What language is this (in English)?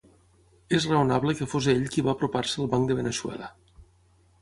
Catalan